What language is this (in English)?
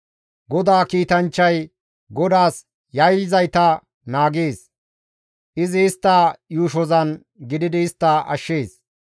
Gamo